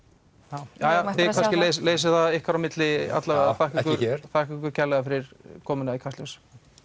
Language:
Icelandic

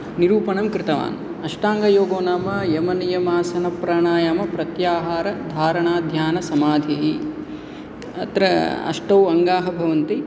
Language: Sanskrit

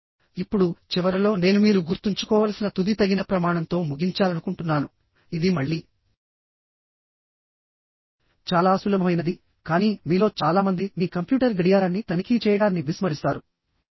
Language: Telugu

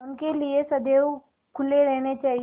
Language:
Hindi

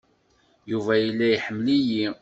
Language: Kabyle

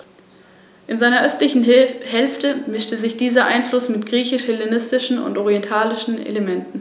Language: German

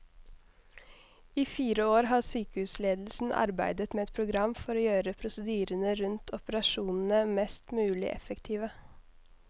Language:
Norwegian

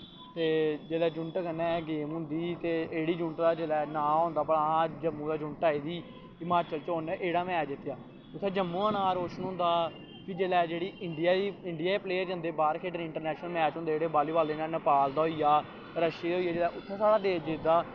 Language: Dogri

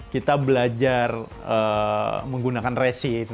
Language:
Indonesian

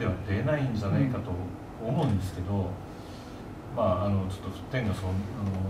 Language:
Japanese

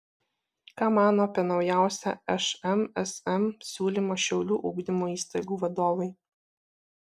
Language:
Lithuanian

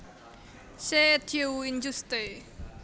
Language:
Javanese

